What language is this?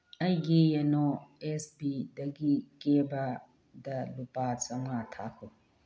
Manipuri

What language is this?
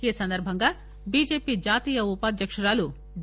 Telugu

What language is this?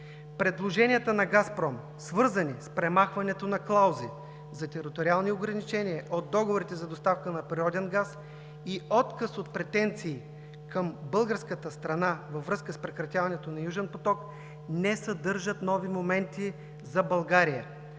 Bulgarian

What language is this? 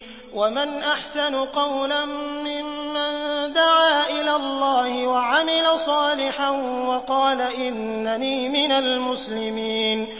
Arabic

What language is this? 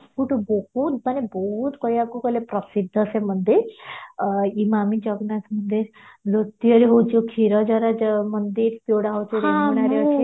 Odia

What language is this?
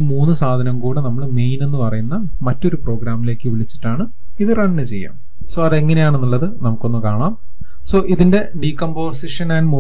Malayalam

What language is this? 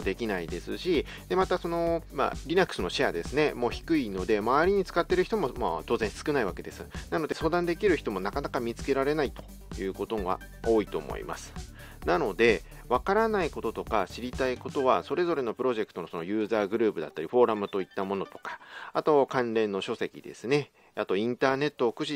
Japanese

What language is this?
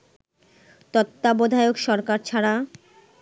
Bangla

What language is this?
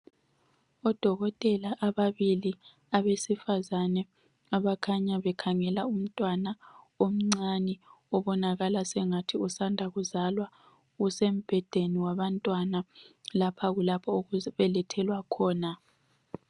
North Ndebele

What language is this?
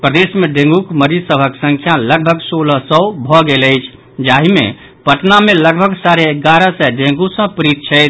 Maithili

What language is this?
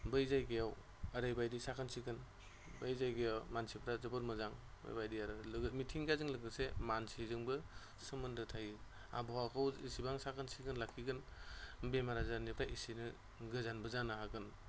Bodo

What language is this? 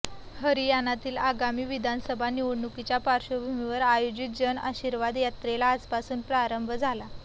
Marathi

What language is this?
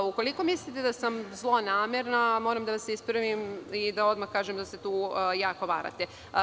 Serbian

